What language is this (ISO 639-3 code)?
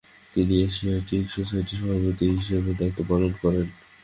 ben